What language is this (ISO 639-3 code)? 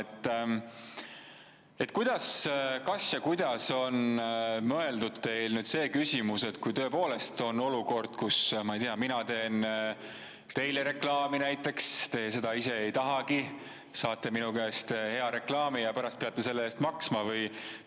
est